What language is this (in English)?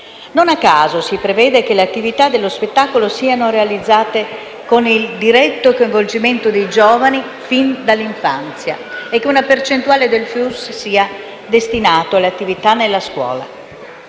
Italian